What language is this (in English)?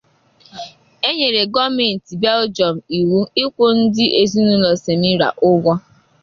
Igbo